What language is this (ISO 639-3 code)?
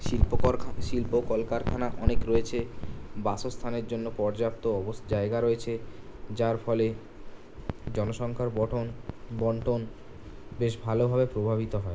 ben